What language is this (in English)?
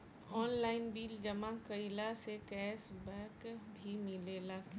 Bhojpuri